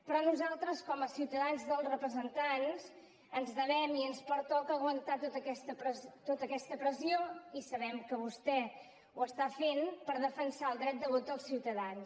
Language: Catalan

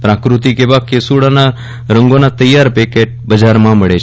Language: Gujarati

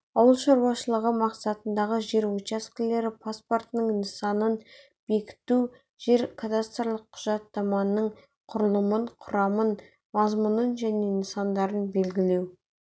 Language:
Kazakh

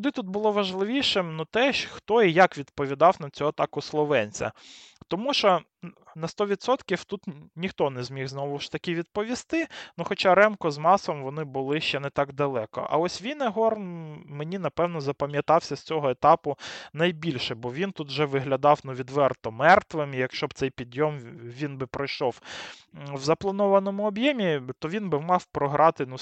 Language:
Ukrainian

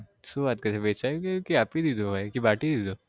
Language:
Gujarati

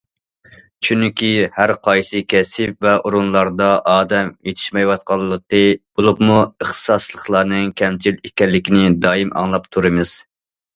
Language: Uyghur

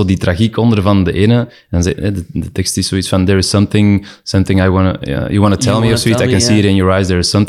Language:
Dutch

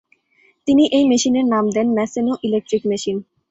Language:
Bangla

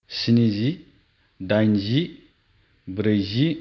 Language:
Bodo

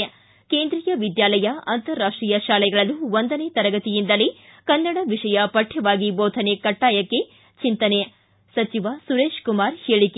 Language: Kannada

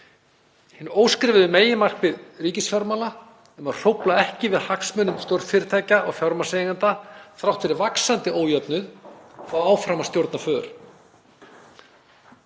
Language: Icelandic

